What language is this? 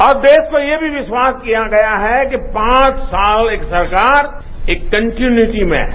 Hindi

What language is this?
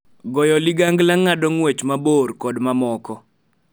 Luo (Kenya and Tanzania)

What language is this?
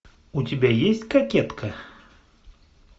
Russian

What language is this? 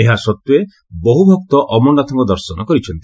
Odia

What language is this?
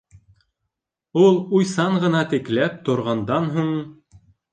Bashkir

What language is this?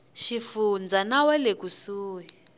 Tsonga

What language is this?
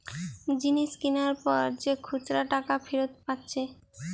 Bangla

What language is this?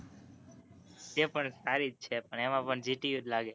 Gujarati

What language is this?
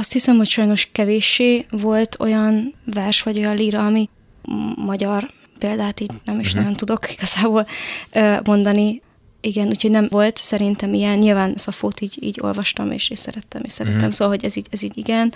Hungarian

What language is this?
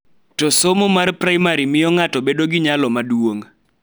Luo (Kenya and Tanzania)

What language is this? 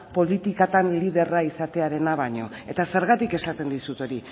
Basque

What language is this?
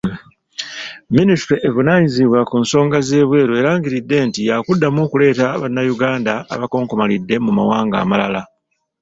Ganda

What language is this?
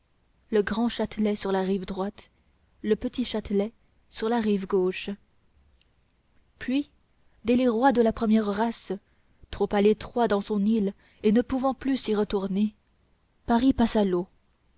French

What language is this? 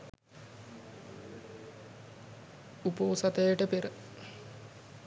Sinhala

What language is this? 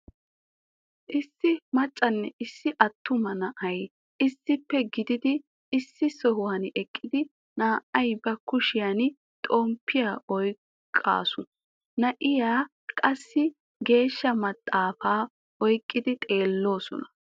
Wolaytta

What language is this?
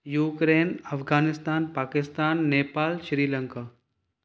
Sindhi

